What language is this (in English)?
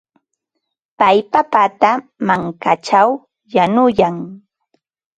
Ambo-Pasco Quechua